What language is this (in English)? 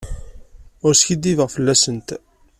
Kabyle